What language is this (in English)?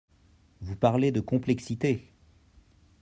French